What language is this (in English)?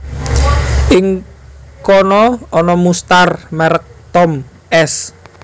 Javanese